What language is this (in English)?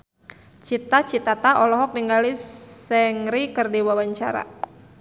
Sundanese